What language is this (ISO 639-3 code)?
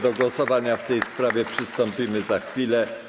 pol